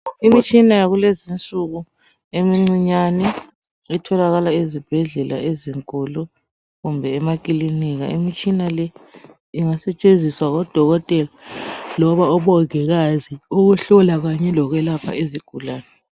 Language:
North Ndebele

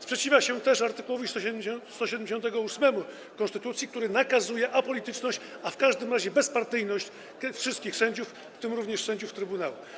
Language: Polish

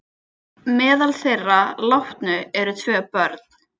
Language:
Icelandic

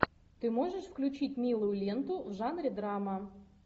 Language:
Russian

